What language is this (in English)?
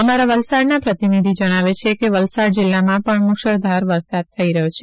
Gujarati